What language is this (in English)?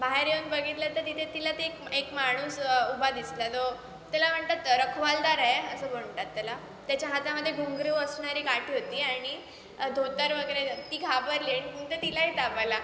Marathi